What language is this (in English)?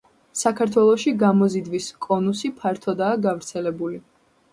Georgian